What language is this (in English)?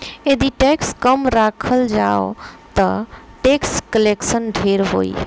Bhojpuri